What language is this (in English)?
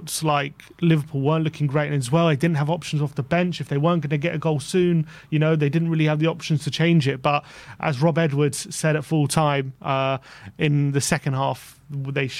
English